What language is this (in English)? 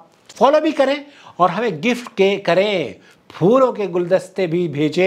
Arabic